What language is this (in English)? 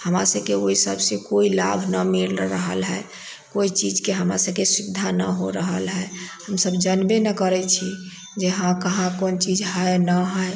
Maithili